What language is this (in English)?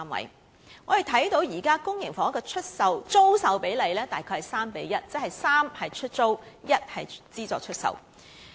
Cantonese